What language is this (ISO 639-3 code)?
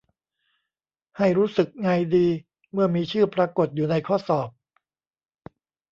tha